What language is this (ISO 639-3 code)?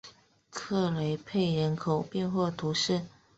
zho